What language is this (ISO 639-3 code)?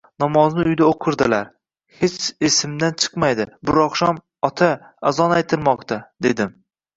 uzb